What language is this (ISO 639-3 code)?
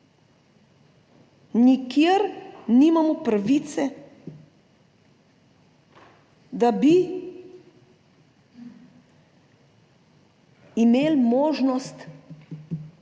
slv